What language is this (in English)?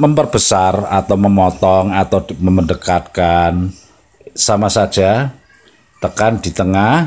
Indonesian